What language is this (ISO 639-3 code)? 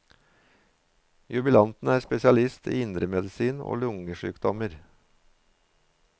nor